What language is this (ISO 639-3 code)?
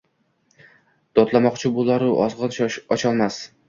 uzb